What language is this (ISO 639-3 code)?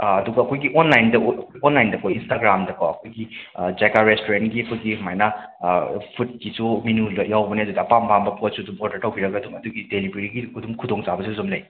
mni